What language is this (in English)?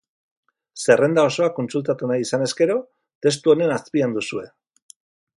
Basque